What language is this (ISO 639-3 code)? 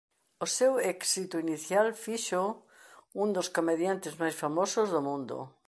glg